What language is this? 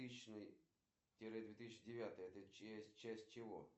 Russian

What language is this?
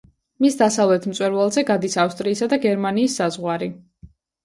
Georgian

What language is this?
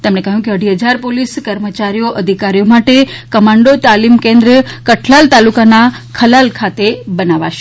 Gujarati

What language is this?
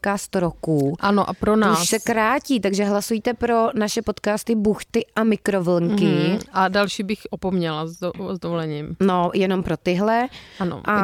Czech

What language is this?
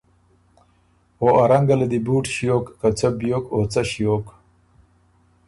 Ormuri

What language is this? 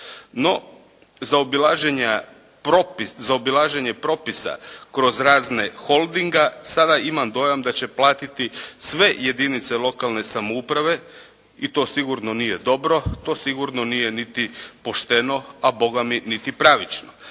Croatian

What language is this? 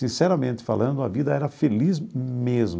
Portuguese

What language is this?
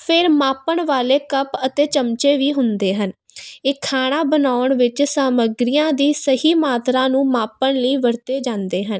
Punjabi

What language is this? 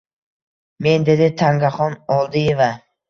Uzbek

